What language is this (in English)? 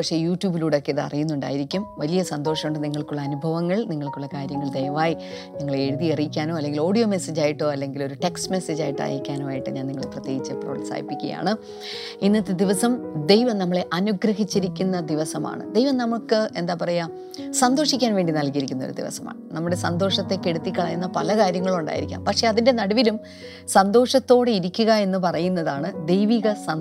Malayalam